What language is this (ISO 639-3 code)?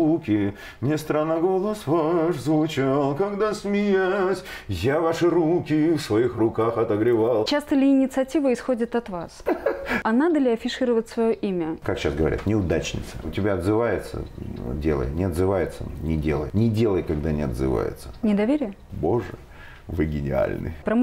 rus